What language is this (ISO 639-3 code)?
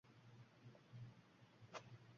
uzb